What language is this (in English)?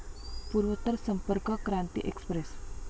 Marathi